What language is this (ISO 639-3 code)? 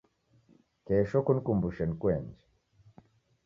dav